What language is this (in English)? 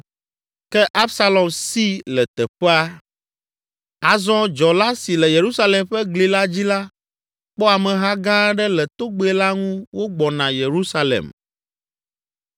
Ewe